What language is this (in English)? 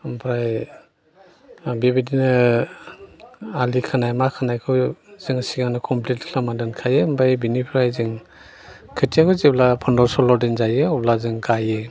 Bodo